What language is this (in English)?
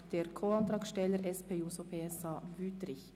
Swiss German